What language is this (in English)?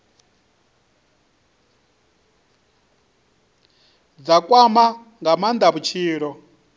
Venda